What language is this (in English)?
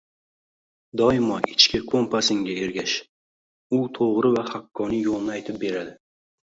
Uzbek